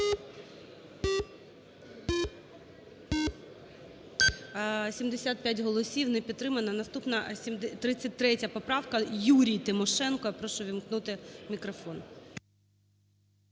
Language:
Ukrainian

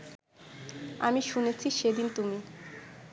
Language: Bangla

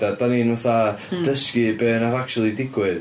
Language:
Welsh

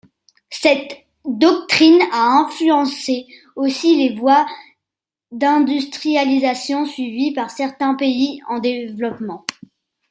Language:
French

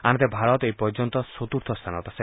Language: Assamese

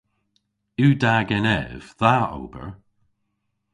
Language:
Cornish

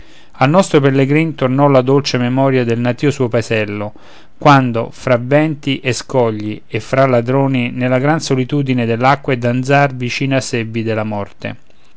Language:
Italian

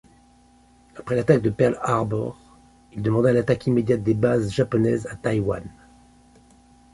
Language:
French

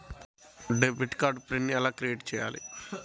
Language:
Telugu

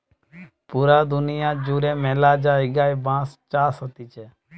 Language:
Bangla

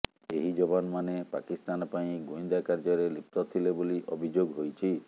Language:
Odia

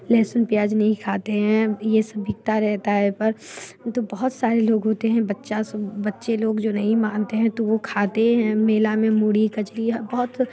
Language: Hindi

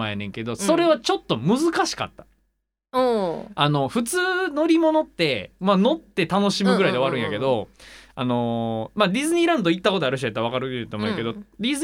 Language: Japanese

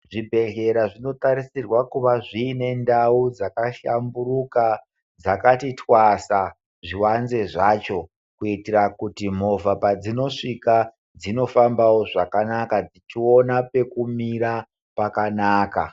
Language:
Ndau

